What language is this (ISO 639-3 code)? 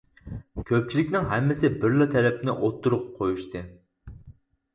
uig